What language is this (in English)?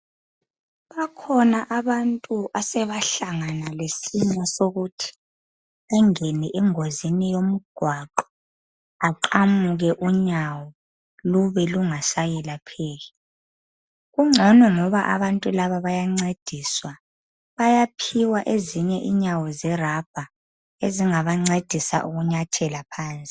North Ndebele